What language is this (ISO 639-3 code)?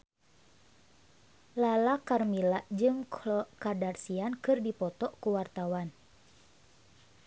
sun